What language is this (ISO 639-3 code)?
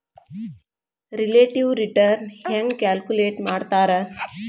kan